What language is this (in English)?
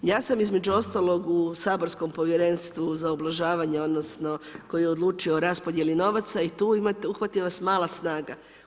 Croatian